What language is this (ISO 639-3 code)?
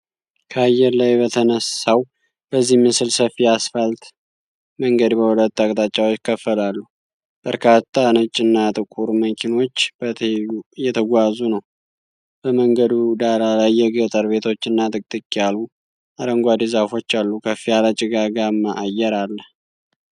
amh